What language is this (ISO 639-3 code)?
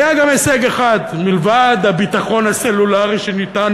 heb